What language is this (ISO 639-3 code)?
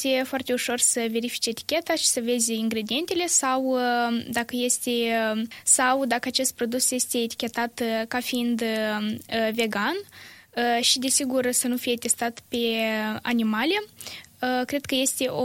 ron